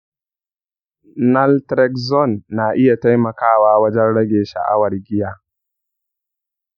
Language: Hausa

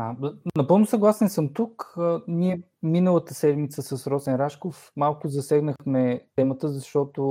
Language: Bulgarian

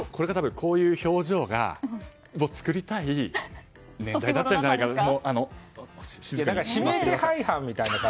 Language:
Japanese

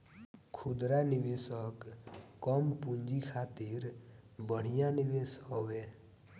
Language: Bhojpuri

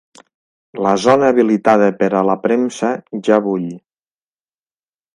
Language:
Catalan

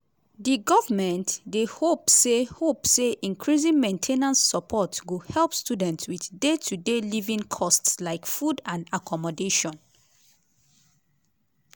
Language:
Nigerian Pidgin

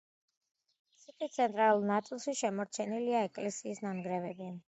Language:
Georgian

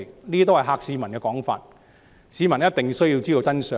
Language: Cantonese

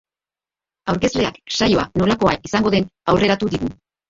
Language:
Basque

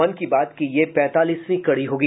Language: Hindi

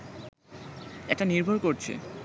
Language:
Bangla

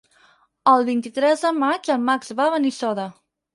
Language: Catalan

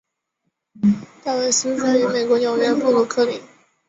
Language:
Chinese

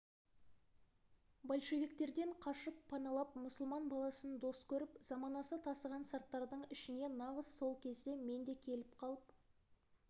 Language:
Kazakh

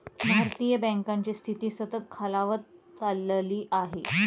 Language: Marathi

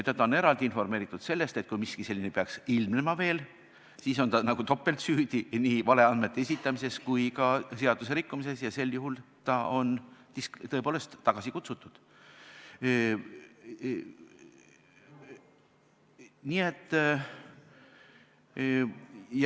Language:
Estonian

